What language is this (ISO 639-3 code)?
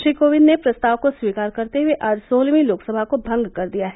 hin